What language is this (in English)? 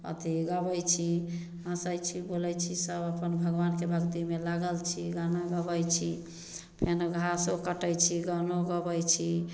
Maithili